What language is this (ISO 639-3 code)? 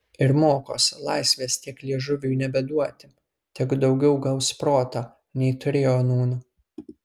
lit